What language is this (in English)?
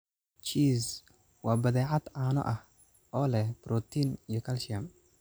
Somali